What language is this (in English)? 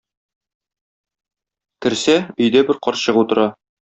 Tatar